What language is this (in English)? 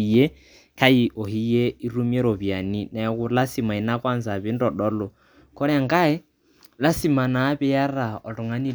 Masai